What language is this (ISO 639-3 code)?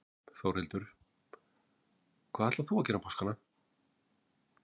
isl